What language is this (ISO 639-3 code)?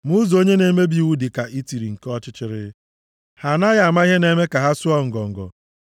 ibo